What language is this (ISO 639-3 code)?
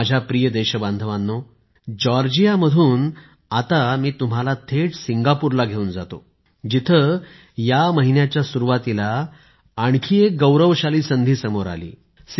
mar